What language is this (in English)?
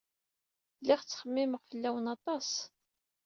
Kabyle